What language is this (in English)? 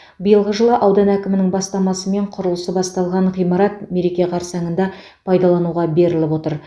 Kazakh